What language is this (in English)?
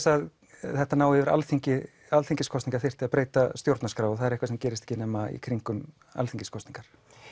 Icelandic